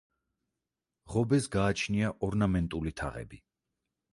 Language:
Georgian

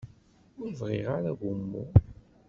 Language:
Kabyle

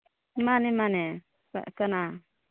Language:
Manipuri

